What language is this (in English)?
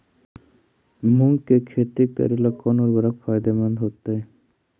Magahi